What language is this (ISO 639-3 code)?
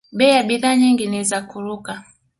swa